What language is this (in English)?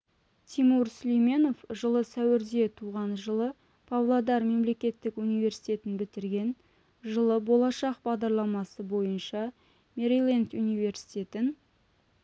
Kazakh